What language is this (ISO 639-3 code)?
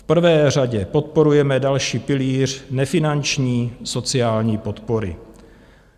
ces